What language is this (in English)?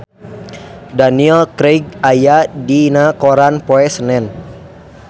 Sundanese